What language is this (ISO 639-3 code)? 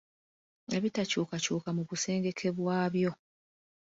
lug